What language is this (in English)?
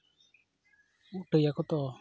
Santali